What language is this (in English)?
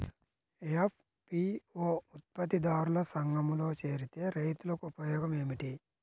Telugu